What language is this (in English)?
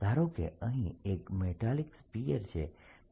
Gujarati